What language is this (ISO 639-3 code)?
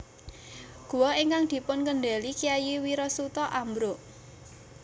jav